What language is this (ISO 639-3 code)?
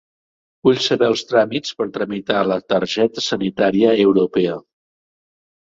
cat